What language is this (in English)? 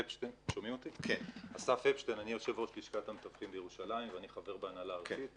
Hebrew